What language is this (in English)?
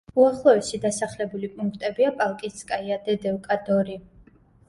Georgian